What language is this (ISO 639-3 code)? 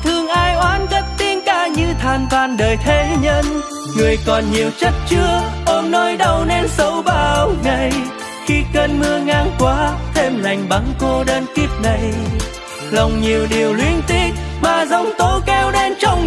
vie